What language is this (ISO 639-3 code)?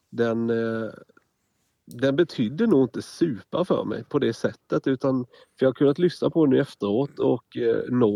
swe